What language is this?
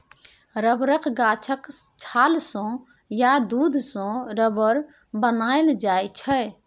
Maithili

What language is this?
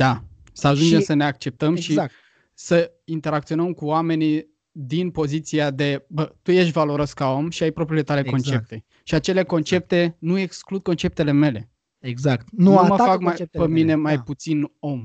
Romanian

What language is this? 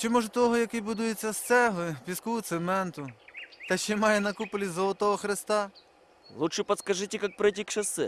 Ukrainian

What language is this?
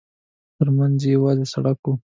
Pashto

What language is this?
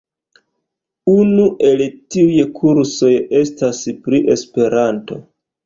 Esperanto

